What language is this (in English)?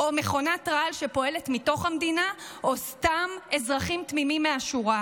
Hebrew